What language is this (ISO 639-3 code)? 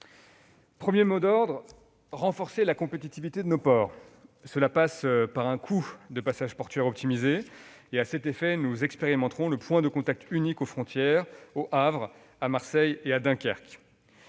fra